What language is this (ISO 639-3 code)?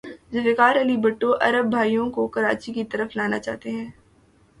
urd